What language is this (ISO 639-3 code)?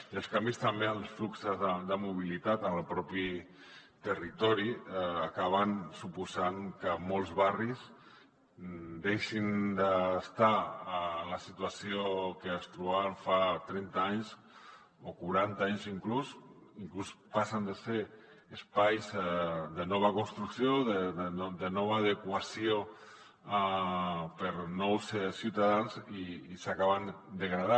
cat